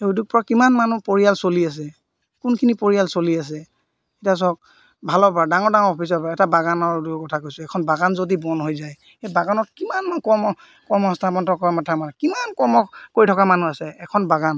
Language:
Assamese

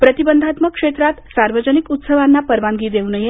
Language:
Marathi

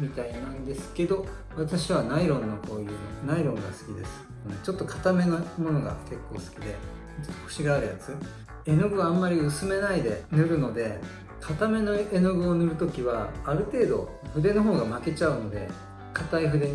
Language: Japanese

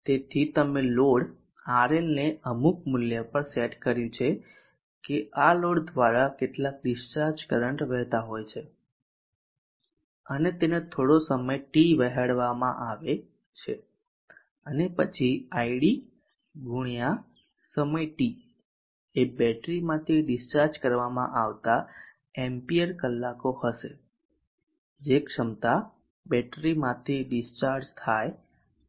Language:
Gujarati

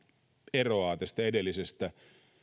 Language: Finnish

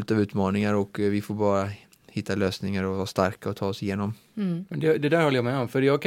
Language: Swedish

